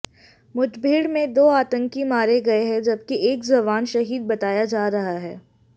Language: Hindi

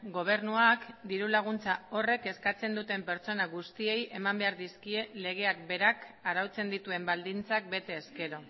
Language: Basque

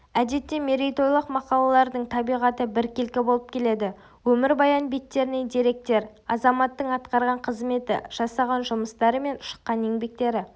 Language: Kazakh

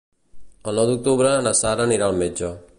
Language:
Catalan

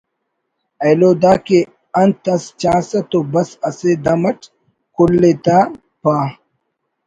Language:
Brahui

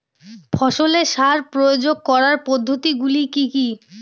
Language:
Bangla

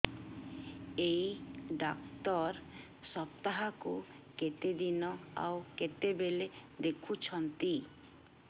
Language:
Odia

